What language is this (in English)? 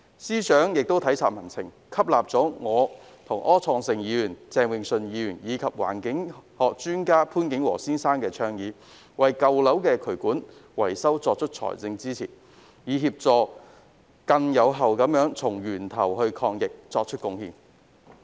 Cantonese